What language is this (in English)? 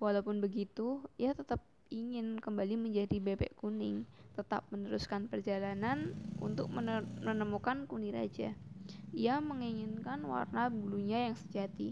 Indonesian